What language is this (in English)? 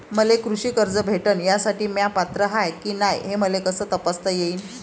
Marathi